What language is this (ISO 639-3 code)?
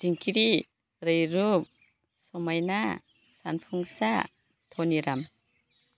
brx